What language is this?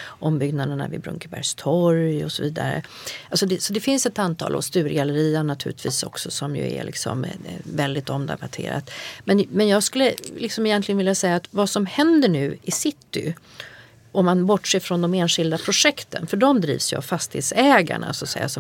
Swedish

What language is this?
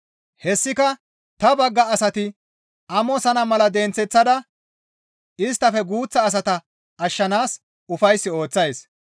Gamo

